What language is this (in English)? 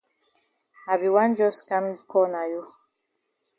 Cameroon Pidgin